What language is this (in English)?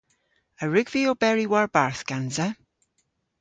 Cornish